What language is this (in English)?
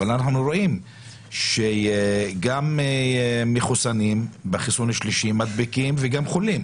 Hebrew